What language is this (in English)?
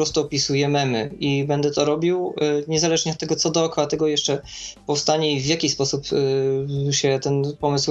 Polish